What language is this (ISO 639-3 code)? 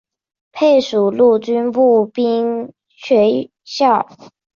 zho